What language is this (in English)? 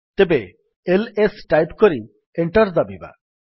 Odia